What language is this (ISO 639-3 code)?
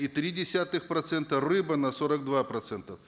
kaz